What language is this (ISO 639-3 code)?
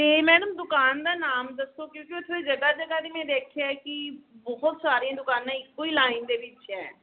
pan